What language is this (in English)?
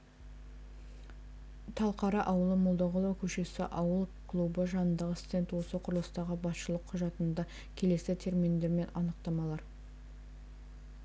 Kazakh